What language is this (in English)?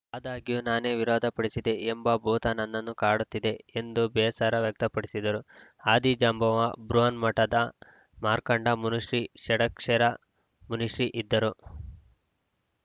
Kannada